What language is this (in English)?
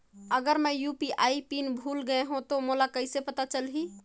Chhattisgarhi